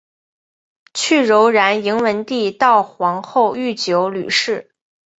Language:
Chinese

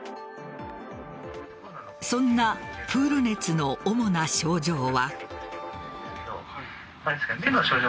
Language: Japanese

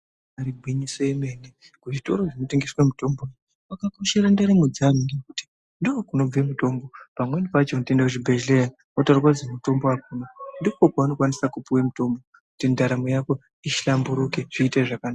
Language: Ndau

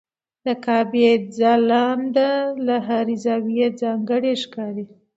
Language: Pashto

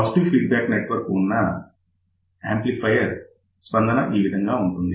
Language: Telugu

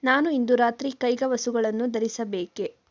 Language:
Kannada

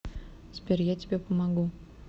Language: Russian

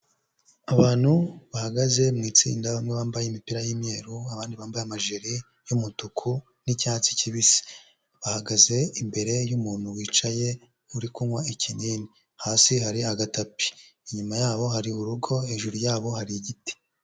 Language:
Kinyarwanda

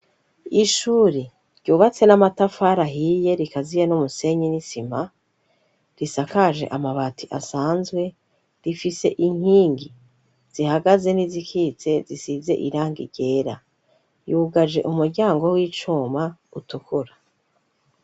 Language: Rundi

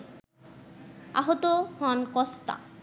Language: Bangla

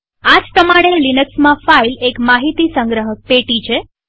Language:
Gujarati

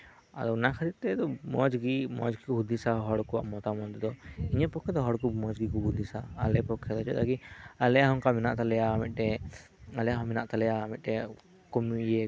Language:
Santali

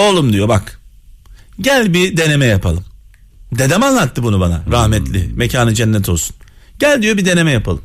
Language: Turkish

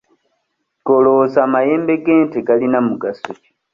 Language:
Ganda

